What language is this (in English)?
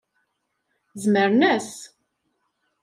Kabyle